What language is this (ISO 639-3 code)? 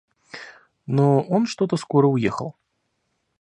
rus